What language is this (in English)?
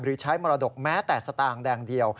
Thai